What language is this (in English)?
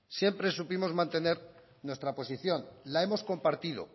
Spanish